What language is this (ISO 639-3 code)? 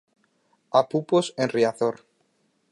glg